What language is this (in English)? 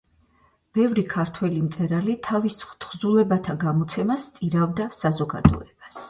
Georgian